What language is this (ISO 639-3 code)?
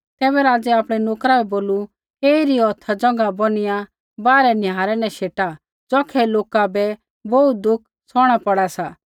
kfx